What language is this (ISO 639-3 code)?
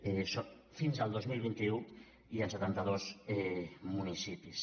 cat